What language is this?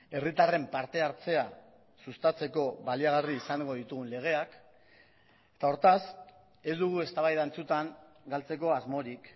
Basque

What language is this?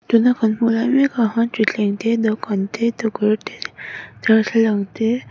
Mizo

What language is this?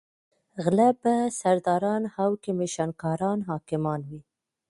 Pashto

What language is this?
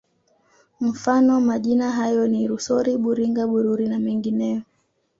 Swahili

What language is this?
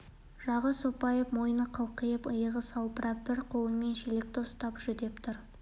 Kazakh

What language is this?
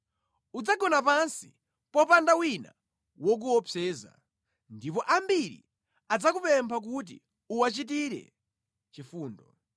Nyanja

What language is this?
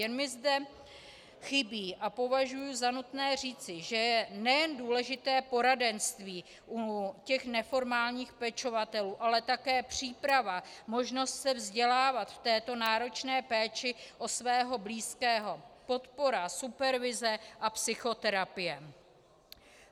Czech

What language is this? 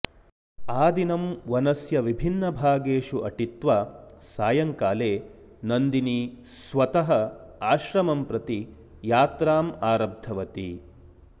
Sanskrit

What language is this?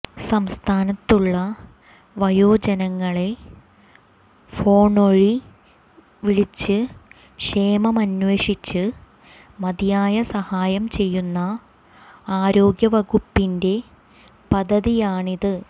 Malayalam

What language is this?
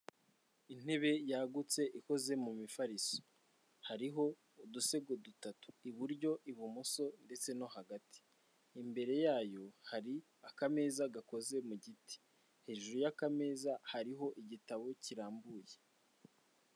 Kinyarwanda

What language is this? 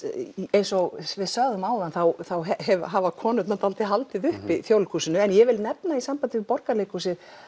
Icelandic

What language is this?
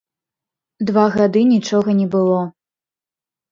Belarusian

